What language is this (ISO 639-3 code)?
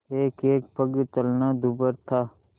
hin